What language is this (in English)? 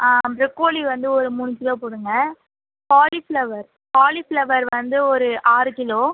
Tamil